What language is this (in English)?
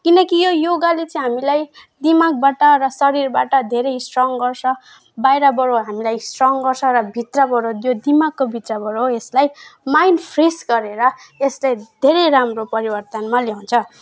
Nepali